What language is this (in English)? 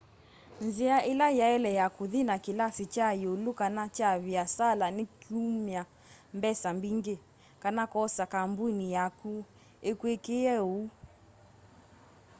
Kamba